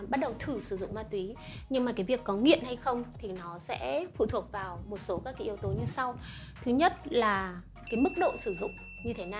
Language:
Vietnamese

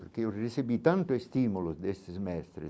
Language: Portuguese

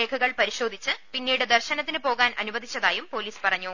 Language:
Malayalam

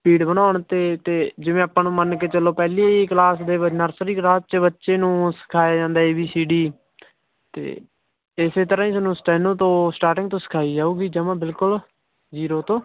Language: Punjabi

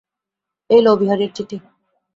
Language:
Bangla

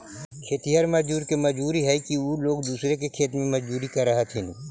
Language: Magahi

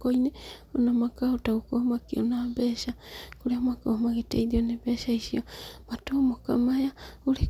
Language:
Kikuyu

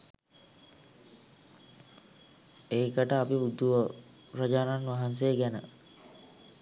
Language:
Sinhala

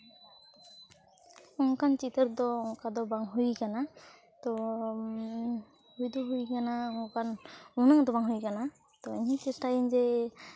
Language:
Santali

